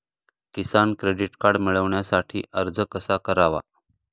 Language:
Marathi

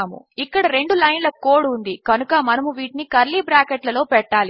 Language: Telugu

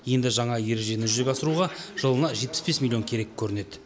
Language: Kazakh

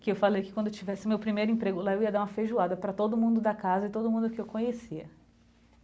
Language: Portuguese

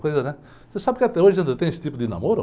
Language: Portuguese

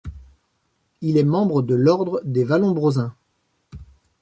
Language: French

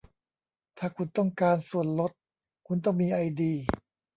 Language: Thai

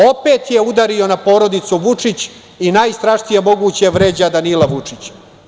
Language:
Serbian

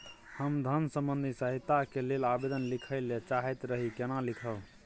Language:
Maithili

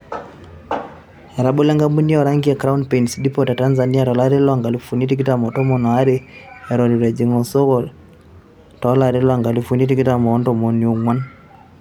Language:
Masai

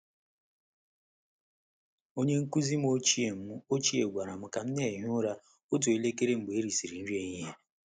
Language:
Igbo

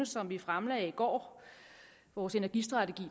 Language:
Danish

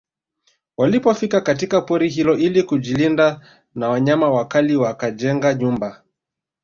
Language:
Swahili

